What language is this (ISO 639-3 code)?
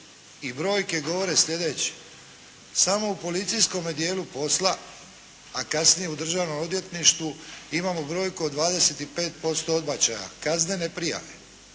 hrv